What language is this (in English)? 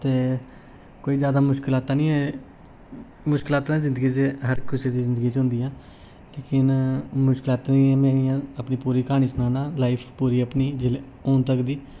Dogri